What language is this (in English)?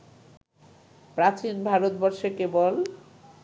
Bangla